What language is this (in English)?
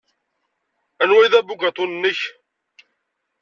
Kabyle